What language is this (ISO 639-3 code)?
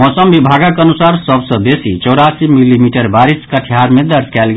mai